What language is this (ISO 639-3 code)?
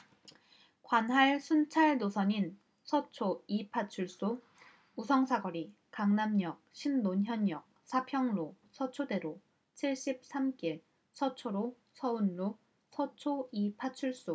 kor